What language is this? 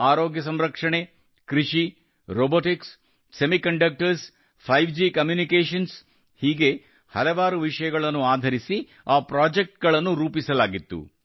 Kannada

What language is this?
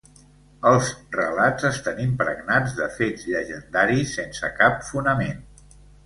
Catalan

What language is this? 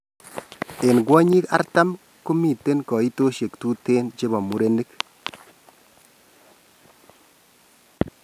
Kalenjin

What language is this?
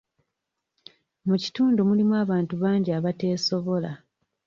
Ganda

